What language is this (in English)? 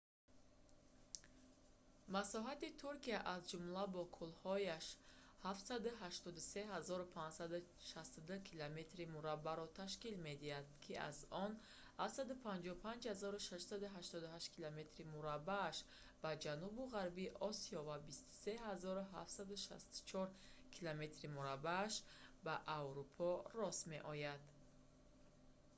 Tajik